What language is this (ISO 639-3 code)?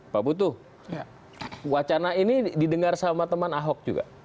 ind